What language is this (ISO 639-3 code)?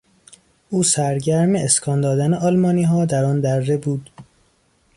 fas